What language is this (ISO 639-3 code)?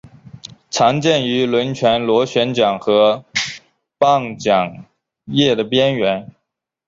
zho